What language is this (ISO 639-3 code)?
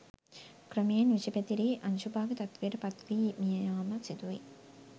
sin